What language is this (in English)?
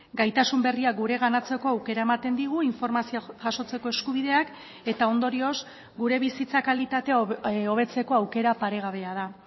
Basque